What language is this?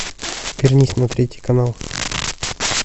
Russian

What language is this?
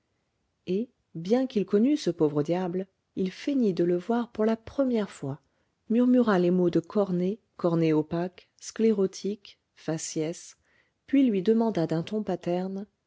French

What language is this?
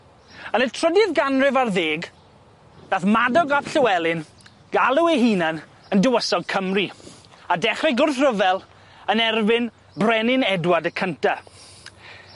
Welsh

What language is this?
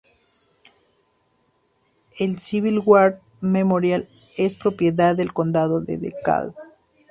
Spanish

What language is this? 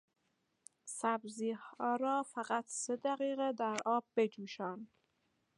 Persian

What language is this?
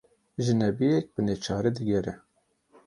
Kurdish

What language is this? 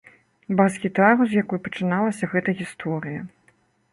Belarusian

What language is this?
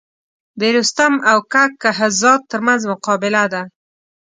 Pashto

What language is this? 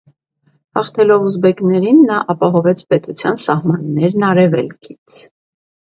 Armenian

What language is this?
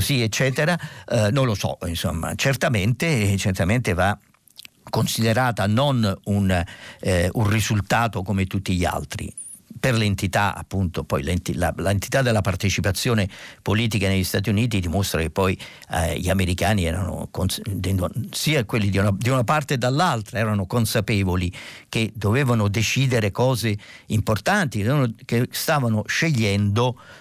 Italian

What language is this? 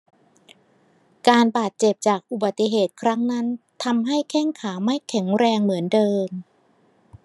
Thai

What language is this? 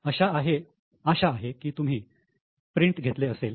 Marathi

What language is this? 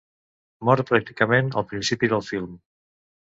Catalan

